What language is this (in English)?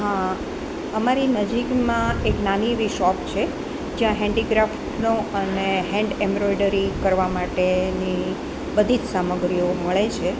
Gujarati